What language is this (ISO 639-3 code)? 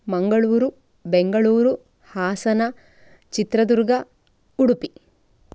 san